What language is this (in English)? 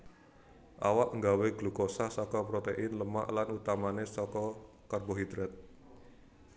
Javanese